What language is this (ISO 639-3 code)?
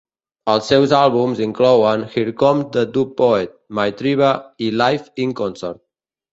cat